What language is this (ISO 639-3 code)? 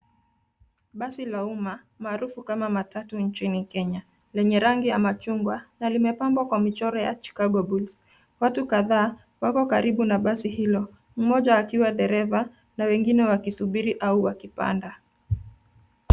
swa